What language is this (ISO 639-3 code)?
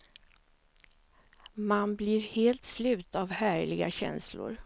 swe